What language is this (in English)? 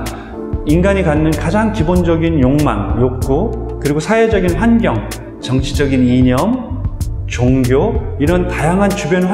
Korean